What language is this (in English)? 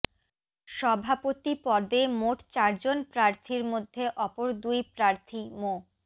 Bangla